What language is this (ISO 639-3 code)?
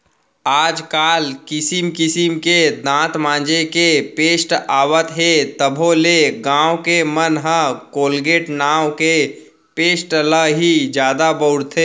hne